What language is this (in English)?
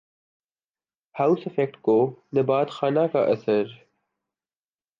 Urdu